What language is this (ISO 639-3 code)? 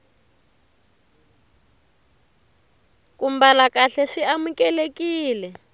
tso